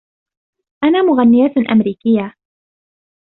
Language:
Arabic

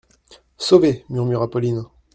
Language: French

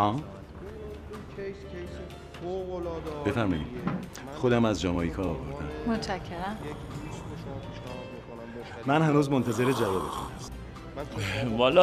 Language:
Persian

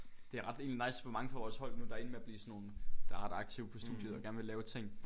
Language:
Danish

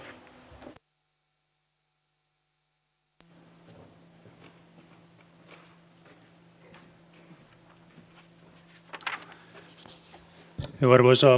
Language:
Finnish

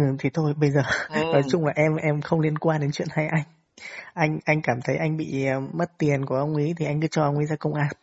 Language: Vietnamese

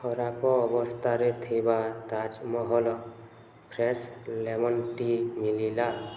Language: Odia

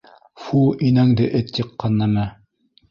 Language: Bashkir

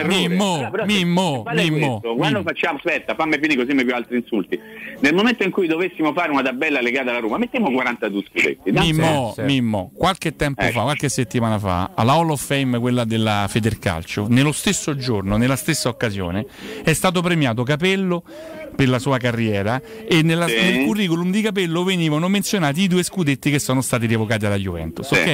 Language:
Italian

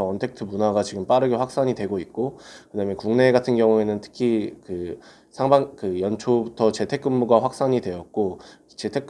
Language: Korean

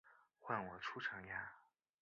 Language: Chinese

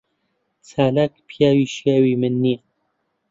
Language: Central Kurdish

